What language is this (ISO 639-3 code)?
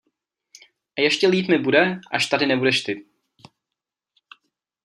ces